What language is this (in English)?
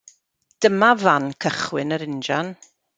Welsh